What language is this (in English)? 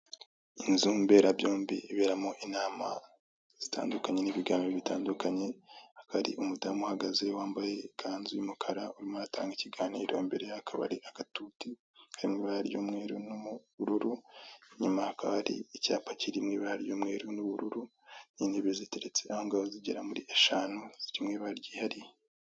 Kinyarwanda